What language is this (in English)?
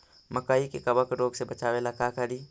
Magahi